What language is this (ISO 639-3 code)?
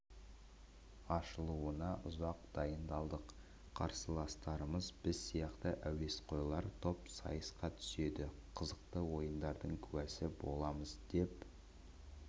kaz